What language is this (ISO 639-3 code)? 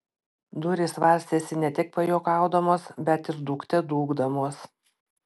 lit